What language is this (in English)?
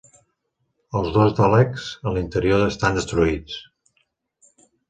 Catalan